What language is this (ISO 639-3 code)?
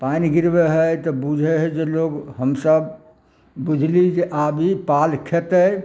mai